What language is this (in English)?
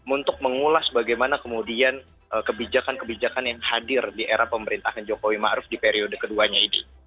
Indonesian